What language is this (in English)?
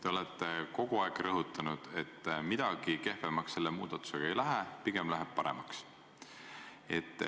Estonian